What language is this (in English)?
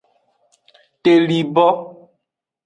Aja (Benin)